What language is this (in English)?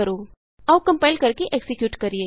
Punjabi